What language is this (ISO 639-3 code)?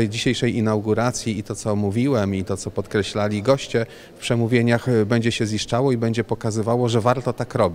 pol